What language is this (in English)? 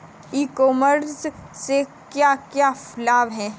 Hindi